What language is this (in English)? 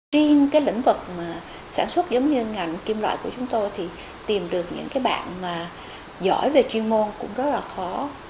Vietnamese